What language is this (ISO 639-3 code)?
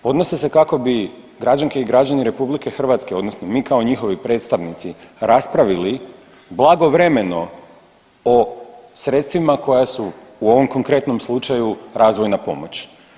hrv